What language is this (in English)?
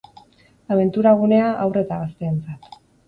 Basque